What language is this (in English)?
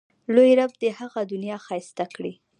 Pashto